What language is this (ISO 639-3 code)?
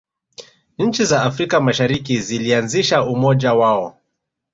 swa